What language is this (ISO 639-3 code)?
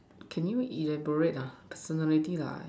eng